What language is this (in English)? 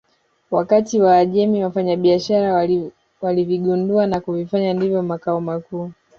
Swahili